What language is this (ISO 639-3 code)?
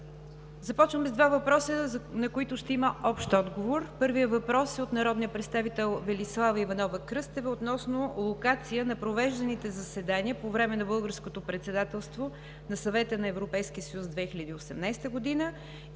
bul